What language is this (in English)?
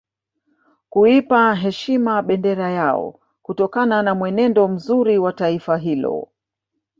Swahili